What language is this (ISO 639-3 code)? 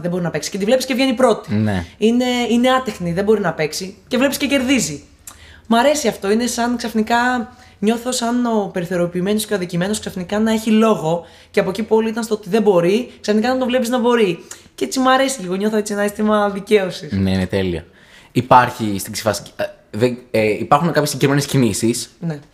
ell